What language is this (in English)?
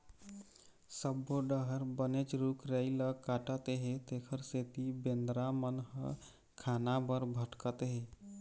Chhattisgarhi